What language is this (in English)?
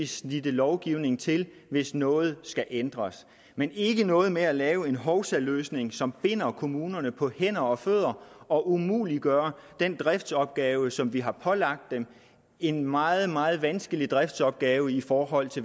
Danish